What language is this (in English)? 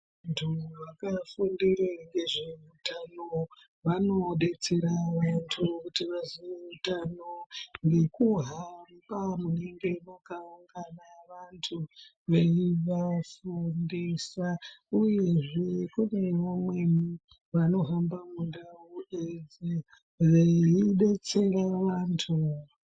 Ndau